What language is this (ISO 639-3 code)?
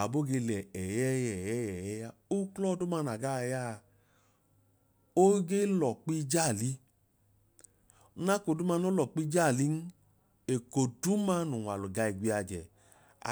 idu